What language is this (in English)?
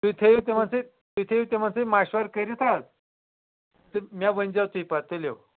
Kashmiri